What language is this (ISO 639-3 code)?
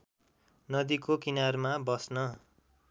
nep